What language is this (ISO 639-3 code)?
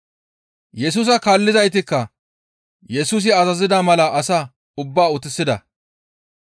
gmv